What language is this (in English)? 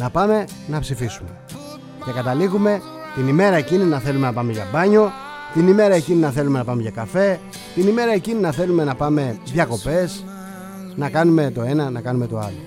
Greek